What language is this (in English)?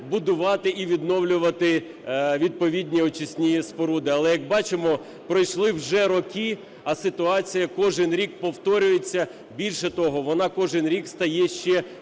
Ukrainian